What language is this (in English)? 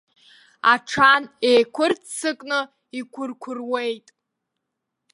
Abkhazian